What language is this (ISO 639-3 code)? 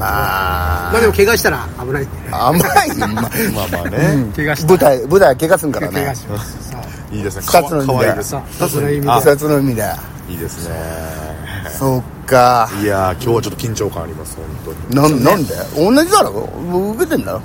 jpn